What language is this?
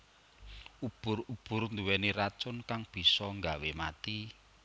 Javanese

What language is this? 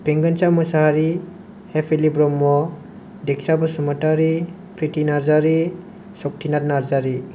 Bodo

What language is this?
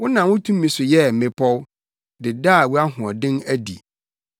Akan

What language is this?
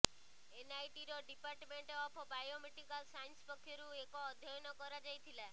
Odia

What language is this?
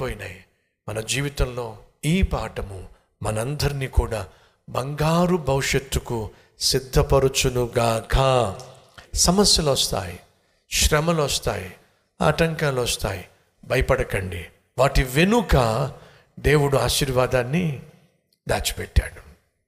Telugu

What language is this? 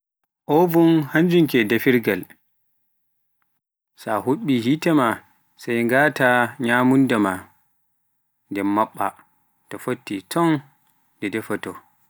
Pular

